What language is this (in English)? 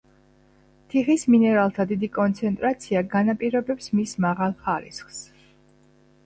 Georgian